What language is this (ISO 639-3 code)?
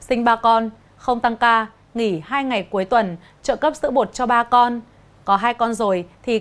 vie